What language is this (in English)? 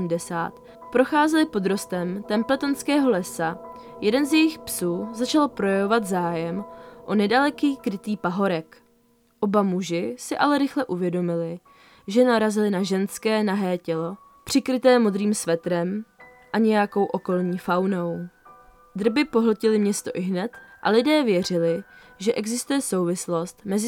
Czech